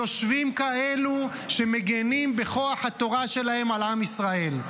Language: Hebrew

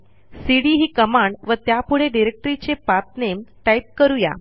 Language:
Marathi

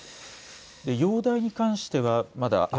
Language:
Japanese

